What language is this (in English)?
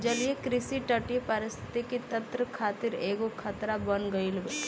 Bhojpuri